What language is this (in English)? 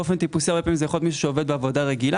Hebrew